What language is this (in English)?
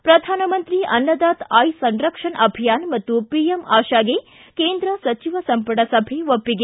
Kannada